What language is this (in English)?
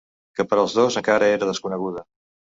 Catalan